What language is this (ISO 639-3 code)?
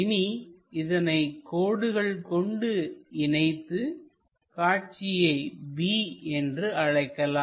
tam